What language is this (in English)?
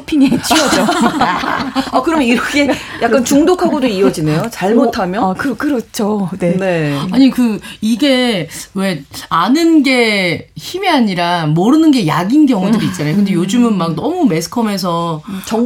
Korean